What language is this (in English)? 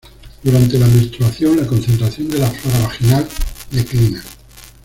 Spanish